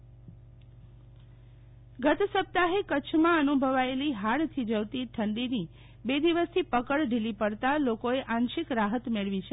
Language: Gujarati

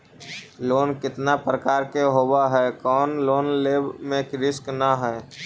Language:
Magahi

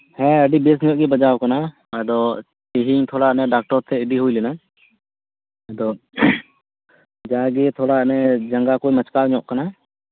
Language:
Santali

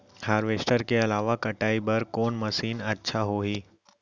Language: Chhattisgarhi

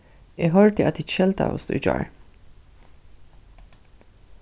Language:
Faroese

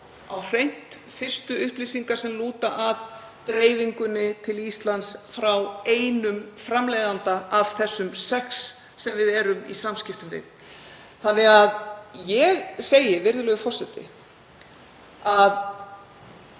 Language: Icelandic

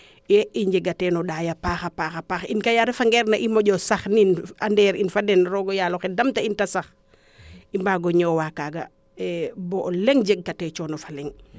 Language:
Serer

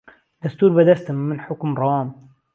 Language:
Central Kurdish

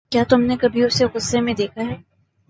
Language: Urdu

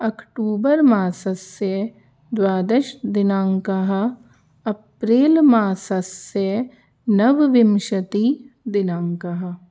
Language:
Sanskrit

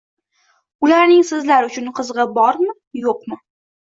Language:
Uzbek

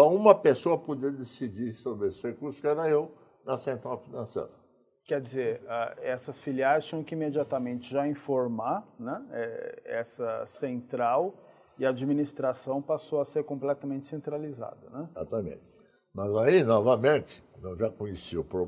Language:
Portuguese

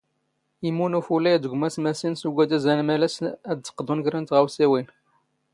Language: Standard Moroccan Tamazight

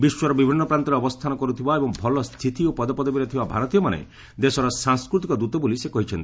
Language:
Odia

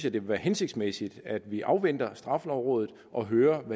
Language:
Danish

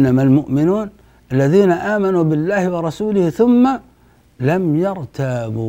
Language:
Arabic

